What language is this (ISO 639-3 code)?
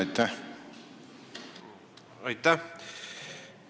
est